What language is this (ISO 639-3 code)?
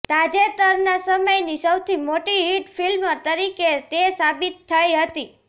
guj